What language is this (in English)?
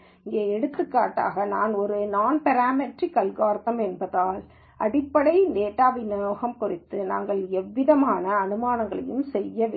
Tamil